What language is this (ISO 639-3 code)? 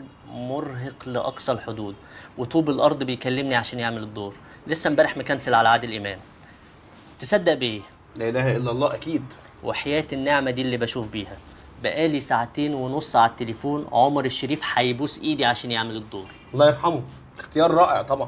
ara